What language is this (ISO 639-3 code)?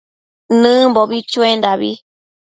mcf